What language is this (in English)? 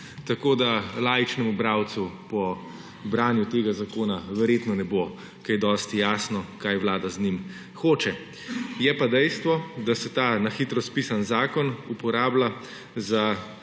Slovenian